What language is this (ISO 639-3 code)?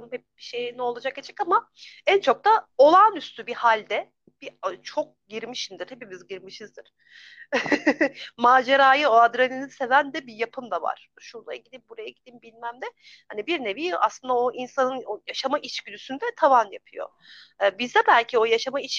tur